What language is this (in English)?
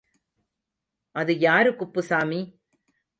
Tamil